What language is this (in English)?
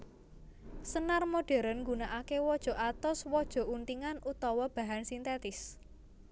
Javanese